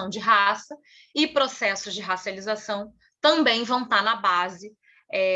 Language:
Portuguese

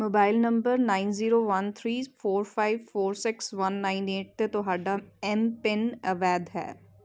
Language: Punjabi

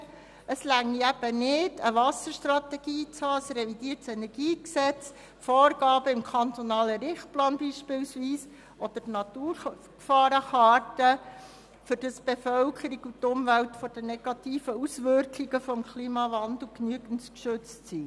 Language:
Swiss German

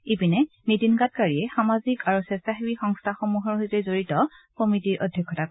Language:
Assamese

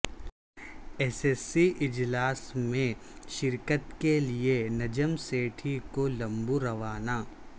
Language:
Urdu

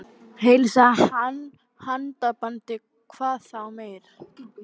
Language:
Icelandic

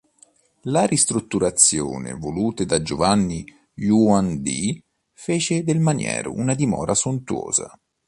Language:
Italian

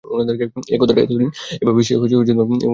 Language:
Bangla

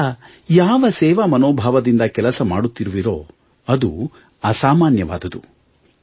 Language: Kannada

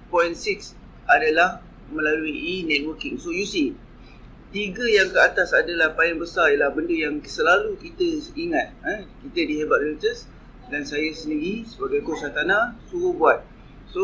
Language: Malay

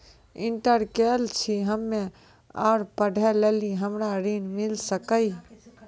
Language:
Maithili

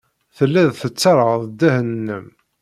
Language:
Kabyle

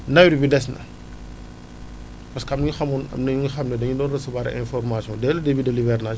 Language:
Wolof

